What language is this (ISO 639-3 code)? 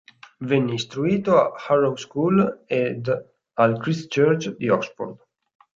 ita